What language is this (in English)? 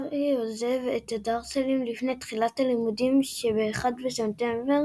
Hebrew